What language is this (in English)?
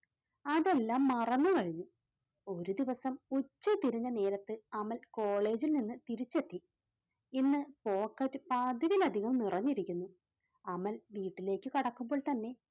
Malayalam